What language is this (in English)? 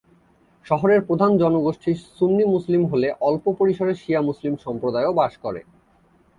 Bangla